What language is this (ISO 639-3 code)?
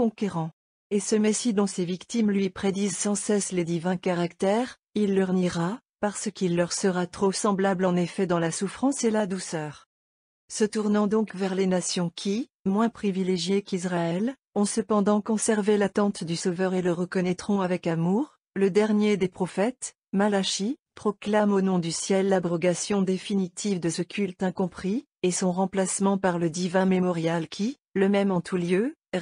fra